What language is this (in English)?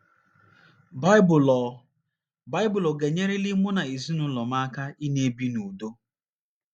Igbo